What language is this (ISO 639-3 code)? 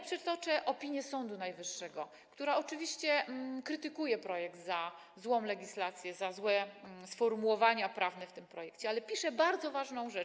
pol